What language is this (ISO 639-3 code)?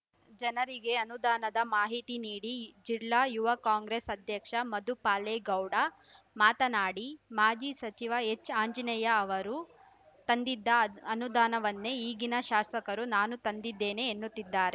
kan